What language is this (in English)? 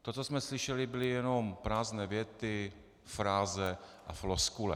Czech